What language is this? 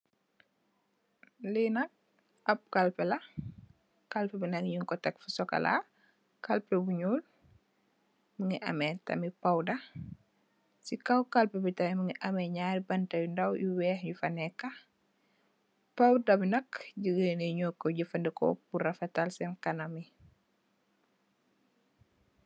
Wolof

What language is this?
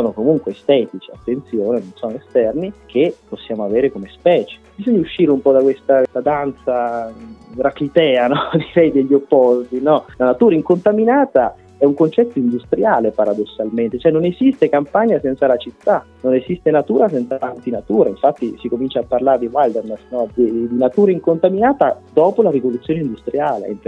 Italian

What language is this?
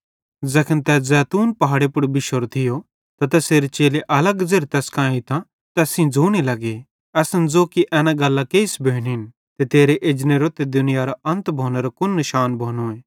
Bhadrawahi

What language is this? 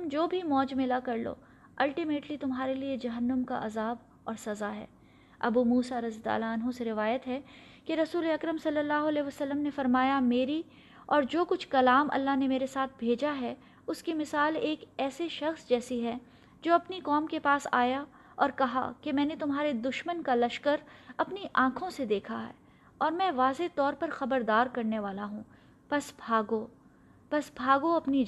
Urdu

